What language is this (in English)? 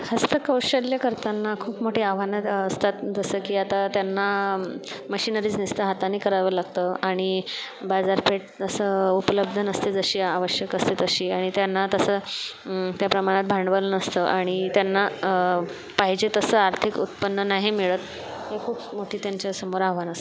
Marathi